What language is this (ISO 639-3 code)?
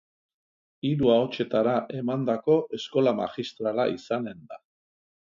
eus